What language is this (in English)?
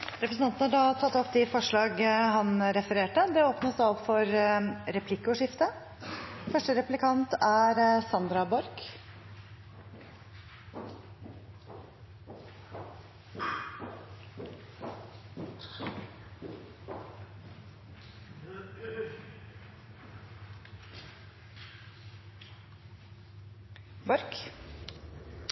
Norwegian Bokmål